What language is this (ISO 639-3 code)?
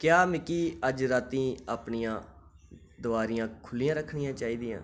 doi